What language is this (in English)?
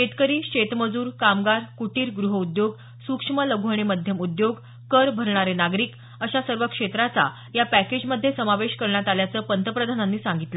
Marathi